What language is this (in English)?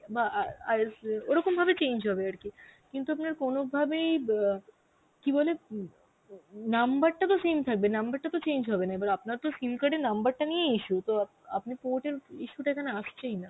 Bangla